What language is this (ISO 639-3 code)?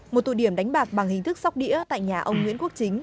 vie